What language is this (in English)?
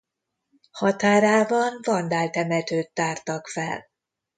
Hungarian